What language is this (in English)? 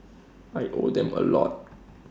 English